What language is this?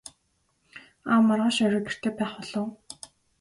Mongolian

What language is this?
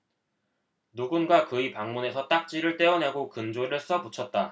Korean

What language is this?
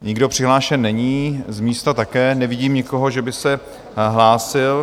Czech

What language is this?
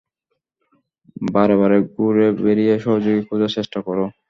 Bangla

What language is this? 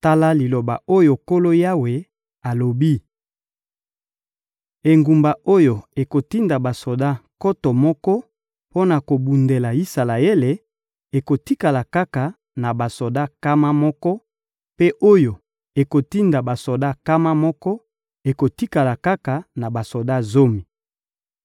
Lingala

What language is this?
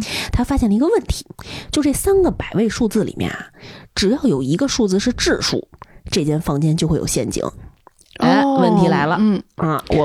Chinese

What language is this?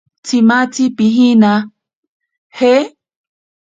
Ashéninka Perené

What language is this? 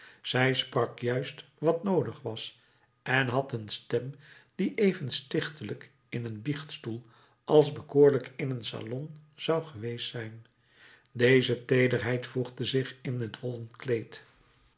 Dutch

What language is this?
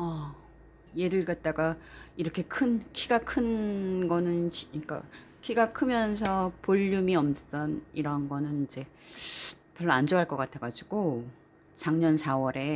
Korean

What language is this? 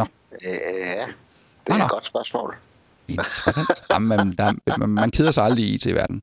Danish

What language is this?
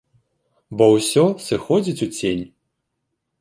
Belarusian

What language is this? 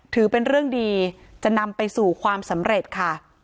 Thai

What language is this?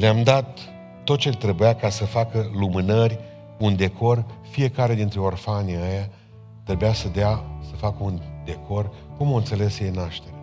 Romanian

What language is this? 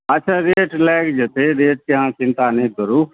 Maithili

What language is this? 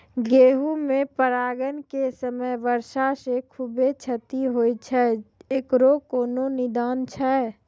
Maithili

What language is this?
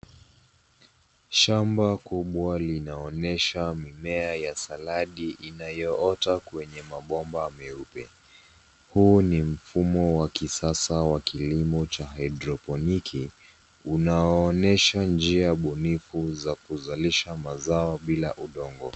Swahili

